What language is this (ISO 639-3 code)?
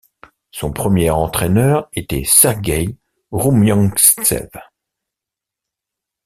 fra